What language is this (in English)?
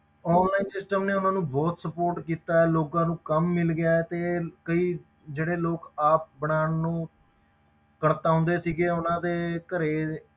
Punjabi